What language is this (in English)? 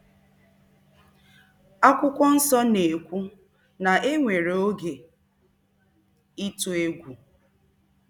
Igbo